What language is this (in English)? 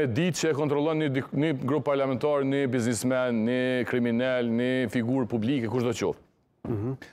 Romanian